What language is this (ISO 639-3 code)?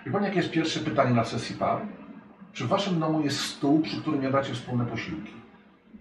pol